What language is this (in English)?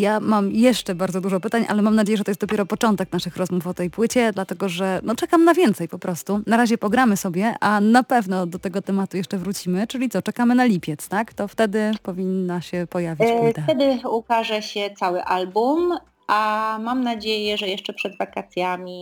Polish